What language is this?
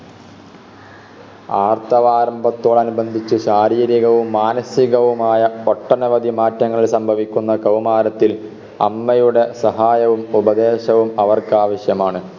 Malayalam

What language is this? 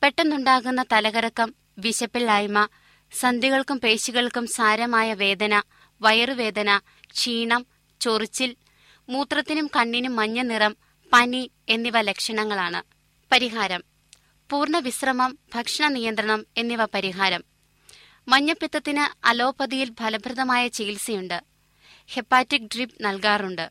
Malayalam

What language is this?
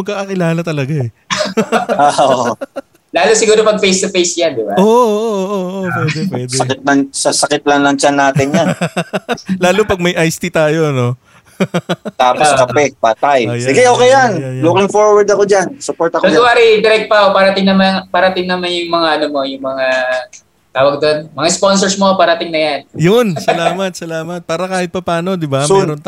Filipino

